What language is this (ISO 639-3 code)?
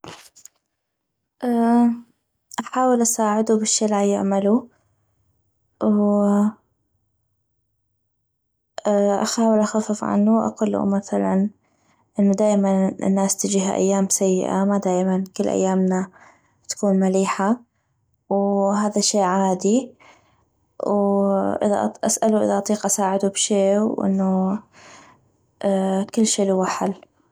ayp